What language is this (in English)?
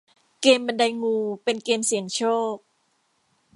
Thai